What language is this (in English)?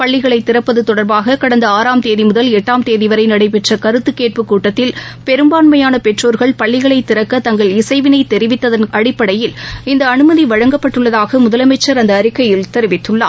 Tamil